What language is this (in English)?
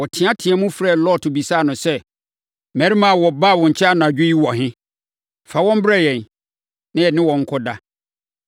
Akan